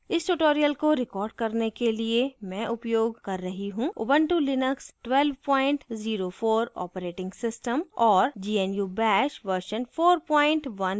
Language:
Hindi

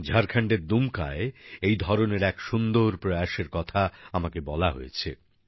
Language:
Bangla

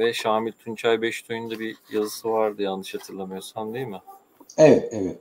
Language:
Turkish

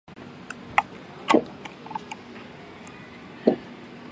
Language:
Chinese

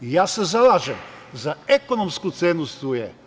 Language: Serbian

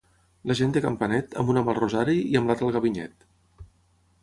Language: Catalan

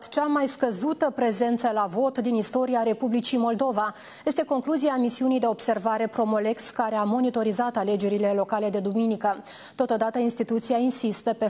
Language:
Romanian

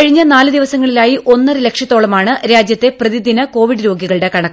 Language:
Malayalam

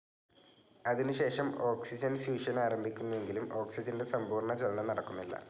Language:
Malayalam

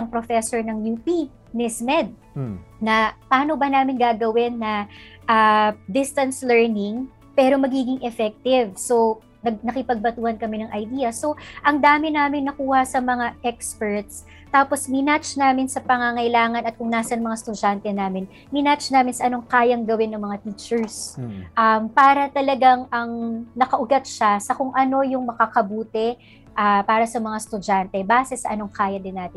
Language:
Filipino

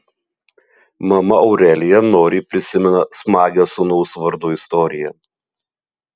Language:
Lithuanian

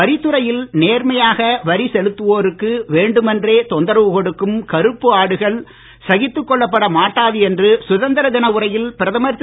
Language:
Tamil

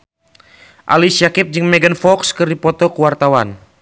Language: Sundanese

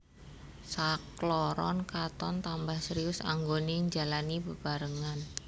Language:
Javanese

